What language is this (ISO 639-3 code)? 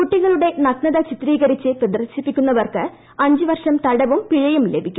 mal